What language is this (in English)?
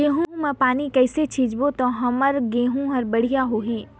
Chhattisgarhi